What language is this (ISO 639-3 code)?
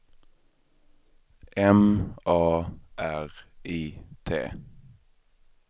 swe